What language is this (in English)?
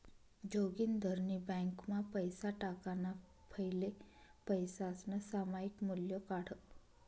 Marathi